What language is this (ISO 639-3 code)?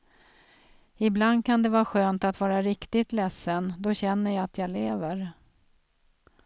swe